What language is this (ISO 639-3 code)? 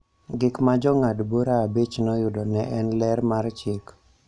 luo